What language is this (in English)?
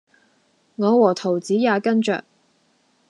Cantonese